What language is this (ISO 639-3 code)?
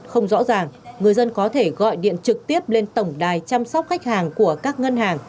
vie